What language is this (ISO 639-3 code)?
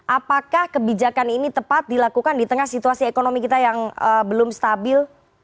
ind